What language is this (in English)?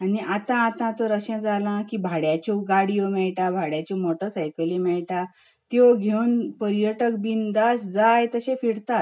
Konkani